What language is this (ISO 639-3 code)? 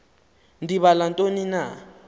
xho